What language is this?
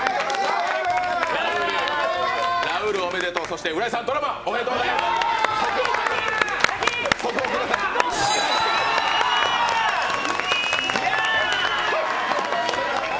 Japanese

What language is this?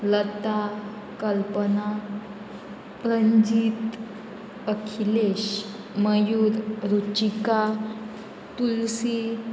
Konkani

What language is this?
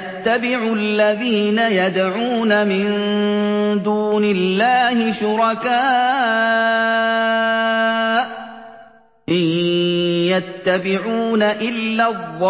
Arabic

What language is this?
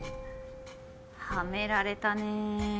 Japanese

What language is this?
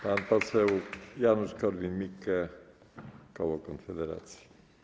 Polish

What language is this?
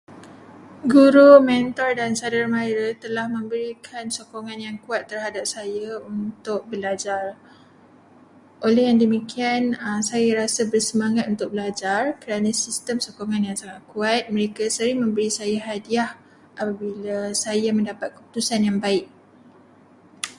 Malay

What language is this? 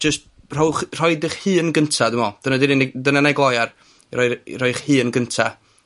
Welsh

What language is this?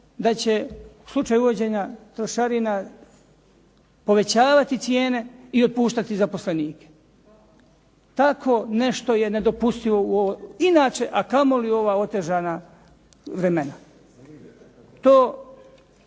Croatian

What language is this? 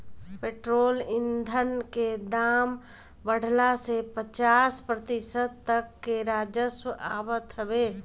Bhojpuri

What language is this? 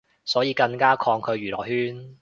Cantonese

